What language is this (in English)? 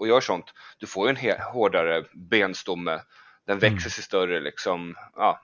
Swedish